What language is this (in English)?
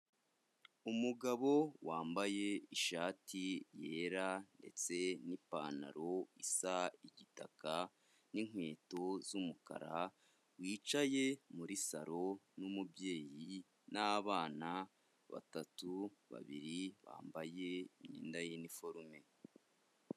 Kinyarwanda